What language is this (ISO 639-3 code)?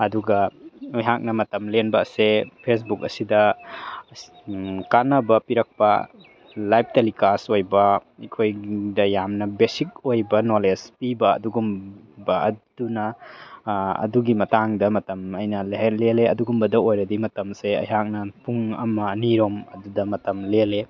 mni